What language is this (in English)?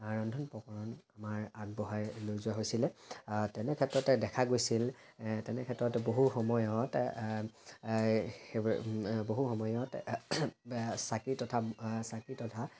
Assamese